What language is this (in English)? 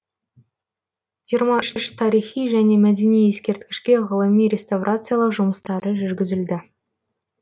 Kazakh